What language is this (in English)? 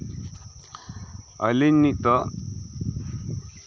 Santali